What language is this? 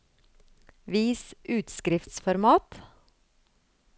Norwegian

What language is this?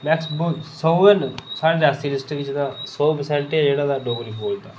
Dogri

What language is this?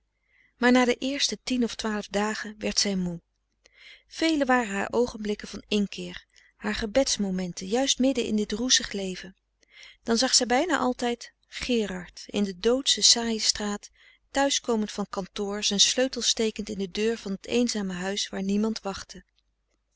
Dutch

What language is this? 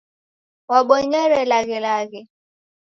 Taita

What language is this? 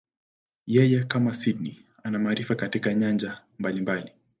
Swahili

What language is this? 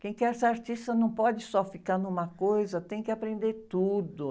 Portuguese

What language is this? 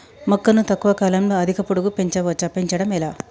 Telugu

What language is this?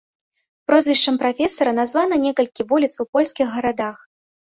Belarusian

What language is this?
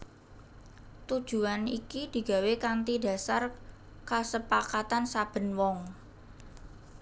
Javanese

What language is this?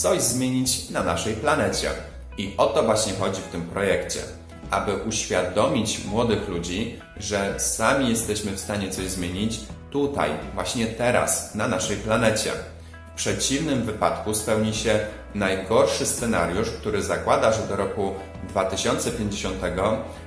Polish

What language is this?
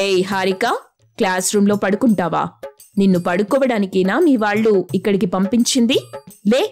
Telugu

